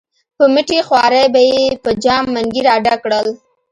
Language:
Pashto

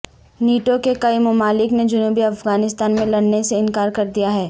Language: Urdu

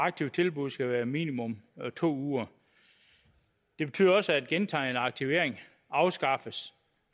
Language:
Danish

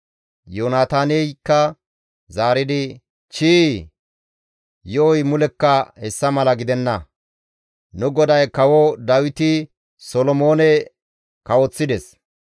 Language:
Gamo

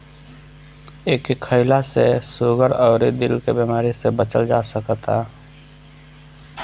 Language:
Bhojpuri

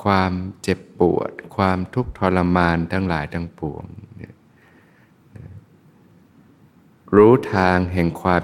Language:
Thai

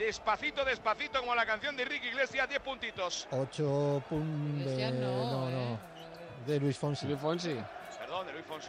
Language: Spanish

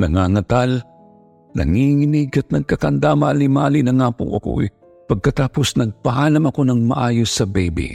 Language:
Filipino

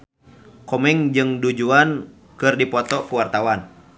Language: Sundanese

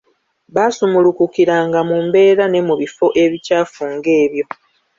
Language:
Ganda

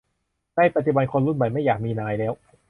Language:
Thai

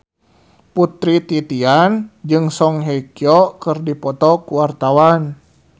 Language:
Sundanese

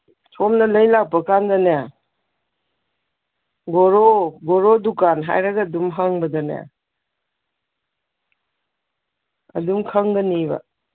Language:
Manipuri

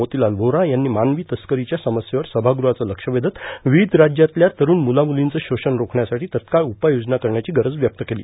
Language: Marathi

